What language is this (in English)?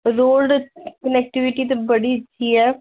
Dogri